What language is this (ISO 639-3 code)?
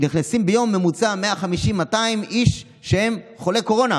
heb